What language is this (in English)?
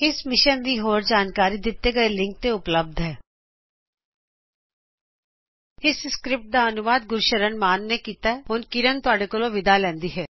Punjabi